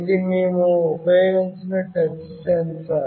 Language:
Telugu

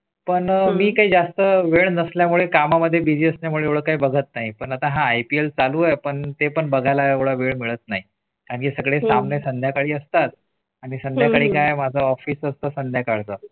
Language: Marathi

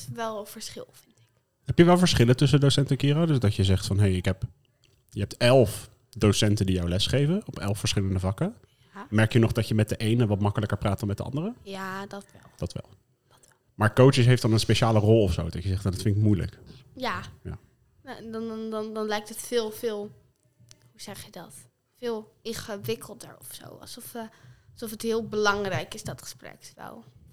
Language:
Dutch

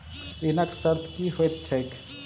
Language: Maithili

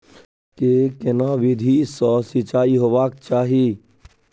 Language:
Maithili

